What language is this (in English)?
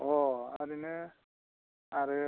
Bodo